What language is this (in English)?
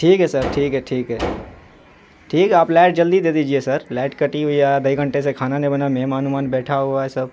Urdu